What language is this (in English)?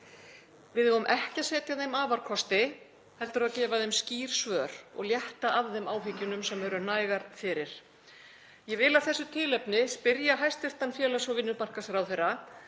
Icelandic